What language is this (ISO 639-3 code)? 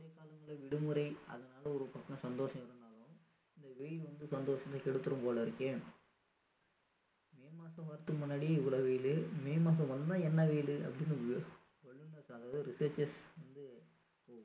tam